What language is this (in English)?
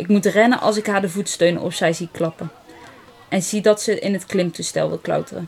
Dutch